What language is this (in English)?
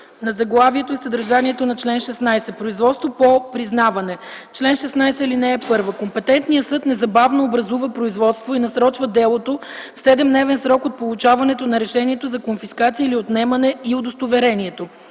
Bulgarian